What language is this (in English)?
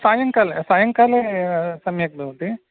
Sanskrit